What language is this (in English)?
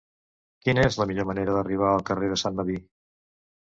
Catalan